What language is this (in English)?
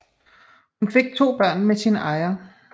Danish